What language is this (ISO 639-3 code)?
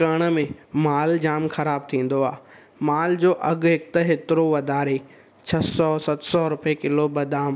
snd